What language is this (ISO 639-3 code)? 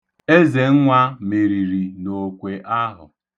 ibo